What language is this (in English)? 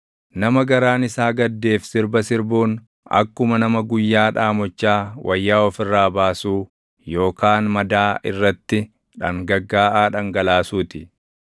Oromo